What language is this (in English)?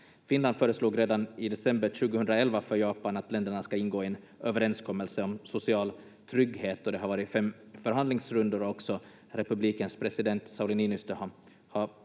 Finnish